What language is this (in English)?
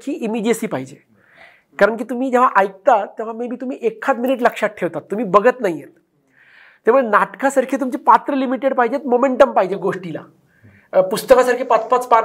Marathi